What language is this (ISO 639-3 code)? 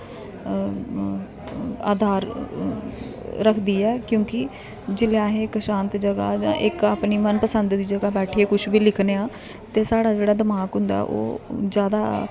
doi